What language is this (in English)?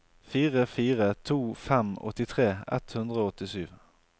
Norwegian